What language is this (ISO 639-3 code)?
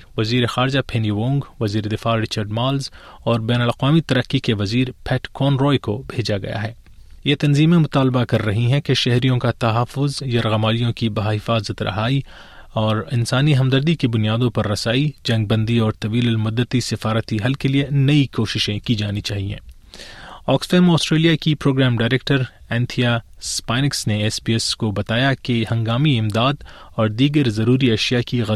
urd